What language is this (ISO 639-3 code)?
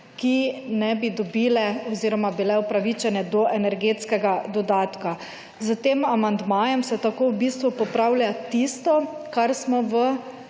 slv